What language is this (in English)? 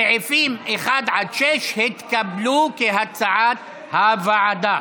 Hebrew